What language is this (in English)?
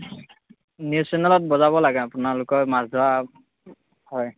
Assamese